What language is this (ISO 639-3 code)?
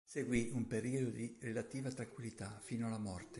ita